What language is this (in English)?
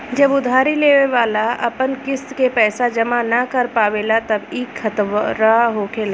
Bhojpuri